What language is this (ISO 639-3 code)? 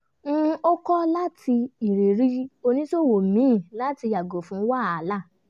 yor